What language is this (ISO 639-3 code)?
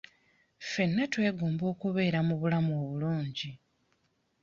lug